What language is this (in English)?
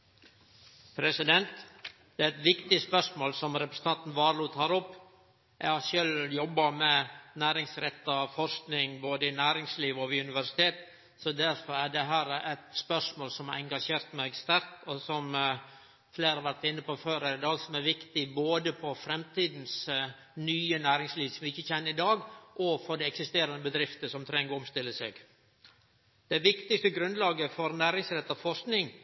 Norwegian